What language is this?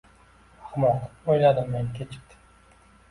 Uzbek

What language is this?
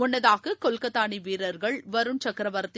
Tamil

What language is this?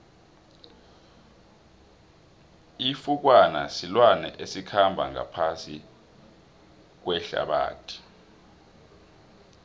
South Ndebele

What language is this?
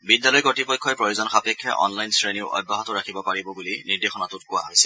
Assamese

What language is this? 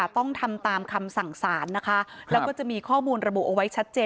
Thai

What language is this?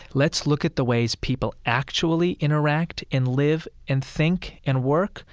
English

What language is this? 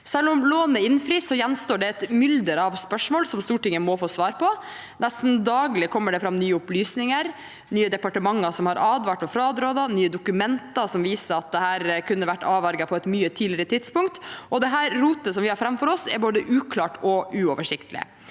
Norwegian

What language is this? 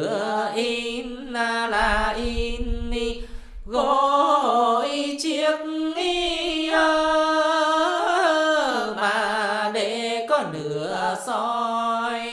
Vietnamese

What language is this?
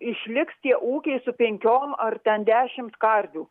Lithuanian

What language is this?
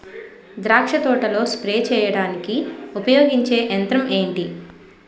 Telugu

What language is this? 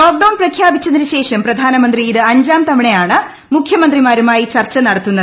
Malayalam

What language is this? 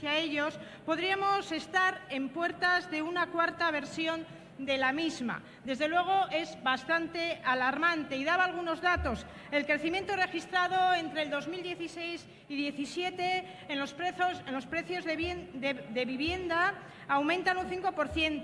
Spanish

